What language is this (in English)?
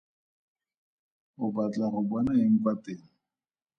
Tswana